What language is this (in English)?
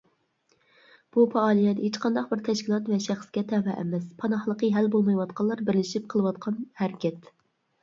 Uyghur